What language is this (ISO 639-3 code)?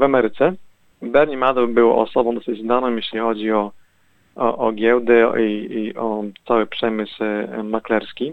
pol